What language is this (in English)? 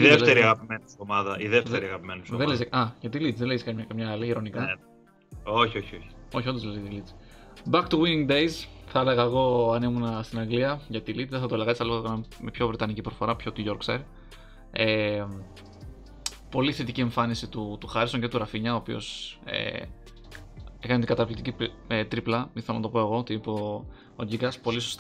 Greek